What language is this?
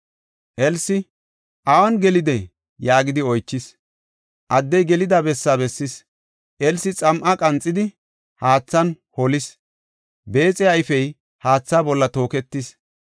Gofa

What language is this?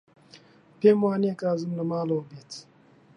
Central Kurdish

